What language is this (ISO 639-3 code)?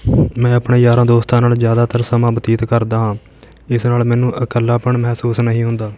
pan